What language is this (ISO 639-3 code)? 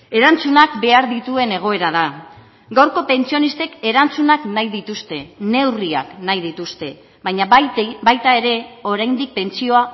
eus